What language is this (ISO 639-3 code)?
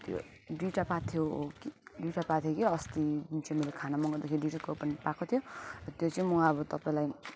nep